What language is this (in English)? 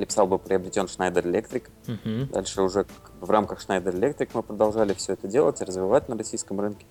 Russian